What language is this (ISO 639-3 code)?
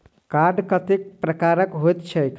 mai